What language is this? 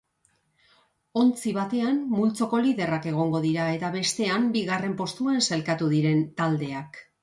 Basque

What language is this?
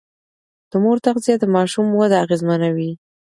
Pashto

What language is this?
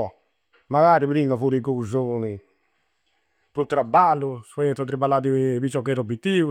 Campidanese Sardinian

